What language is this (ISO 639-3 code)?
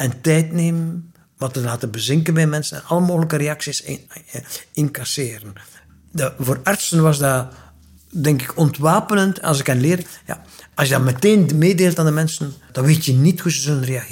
nld